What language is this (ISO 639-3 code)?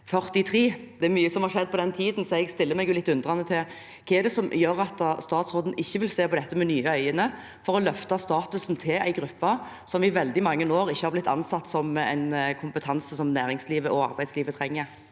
nor